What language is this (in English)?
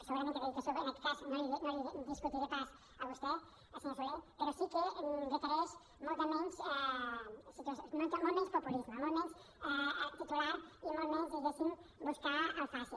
Catalan